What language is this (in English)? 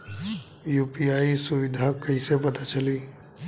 Bhojpuri